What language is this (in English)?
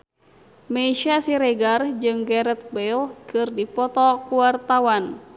Sundanese